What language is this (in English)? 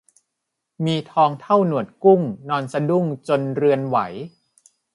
Thai